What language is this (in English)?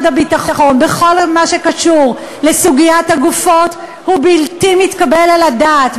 Hebrew